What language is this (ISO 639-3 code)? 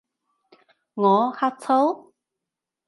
yue